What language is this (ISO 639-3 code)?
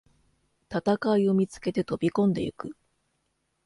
jpn